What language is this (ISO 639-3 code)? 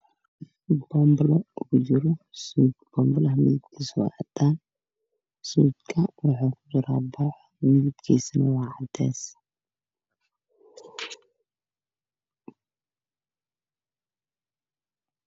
som